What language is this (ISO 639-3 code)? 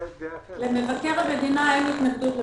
heb